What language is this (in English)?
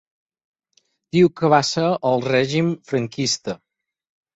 Catalan